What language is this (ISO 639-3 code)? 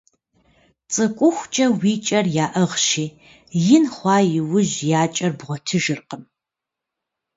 kbd